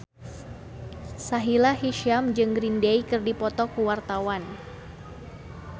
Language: Sundanese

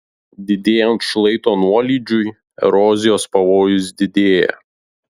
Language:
Lithuanian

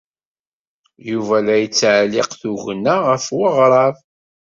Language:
Kabyle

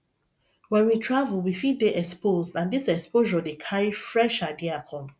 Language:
Nigerian Pidgin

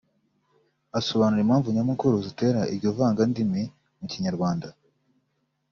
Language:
Kinyarwanda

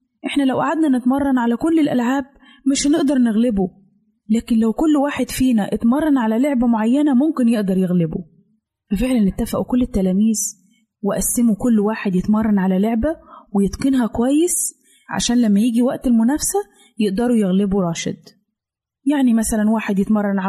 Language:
Arabic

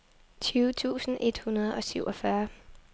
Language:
Danish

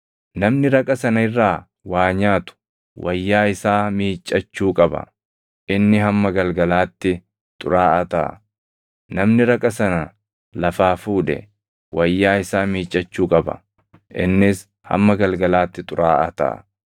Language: Oromo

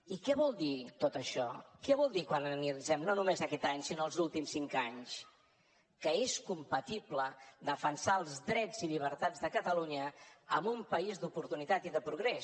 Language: Catalan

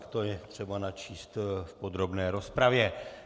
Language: Czech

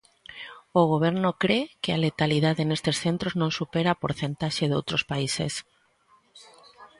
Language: Galician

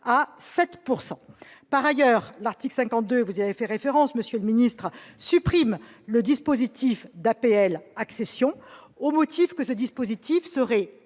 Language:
French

